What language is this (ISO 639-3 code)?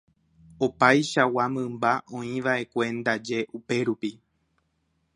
grn